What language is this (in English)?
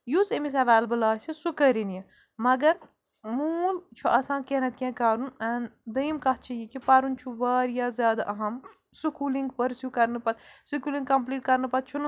Kashmiri